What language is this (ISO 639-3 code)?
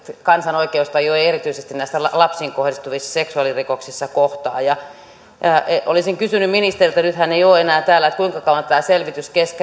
fin